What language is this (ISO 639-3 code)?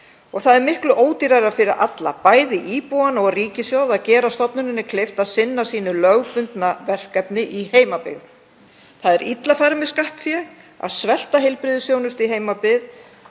isl